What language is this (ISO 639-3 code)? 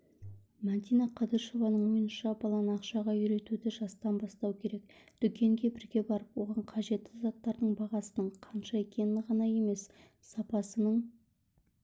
kaz